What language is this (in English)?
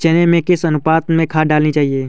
Hindi